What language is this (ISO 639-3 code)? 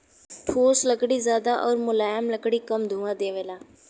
bho